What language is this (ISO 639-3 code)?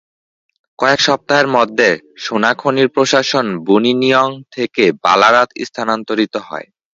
ben